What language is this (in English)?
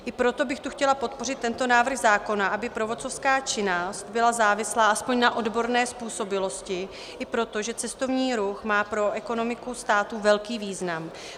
Czech